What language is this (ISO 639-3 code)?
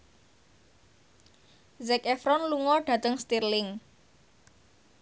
jav